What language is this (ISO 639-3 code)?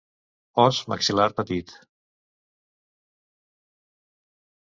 cat